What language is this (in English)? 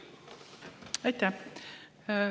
Estonian